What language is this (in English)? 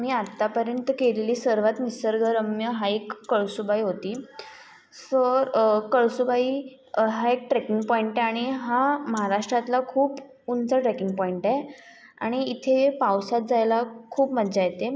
Marathi